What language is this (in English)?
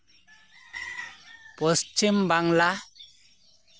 Santali